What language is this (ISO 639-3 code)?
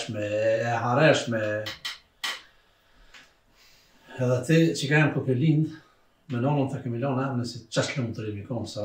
ron